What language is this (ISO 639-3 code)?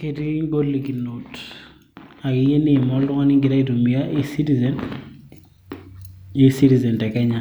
mas